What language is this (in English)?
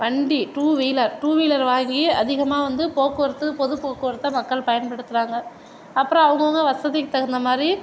Tamil